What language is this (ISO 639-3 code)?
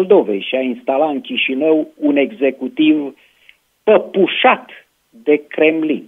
ron